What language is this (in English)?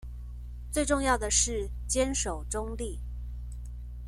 Chinese